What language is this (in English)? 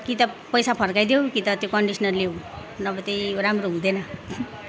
Nepali